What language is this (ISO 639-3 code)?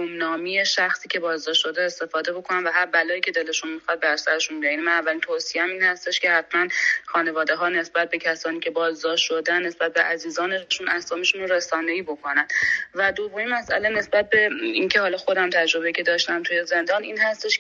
fas